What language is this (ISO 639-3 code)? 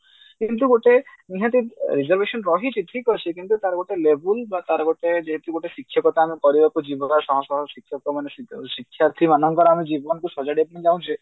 ori